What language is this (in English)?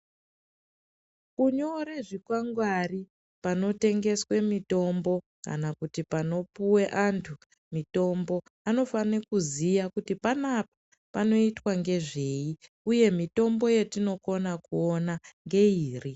Ndau